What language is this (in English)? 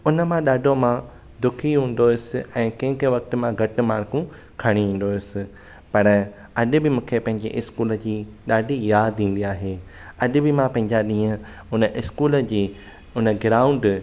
Sindhi